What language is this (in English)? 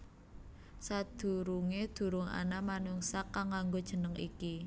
Javanese